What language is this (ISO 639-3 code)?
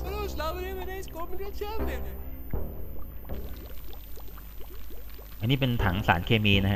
tha